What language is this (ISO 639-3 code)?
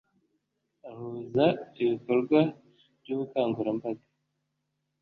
kin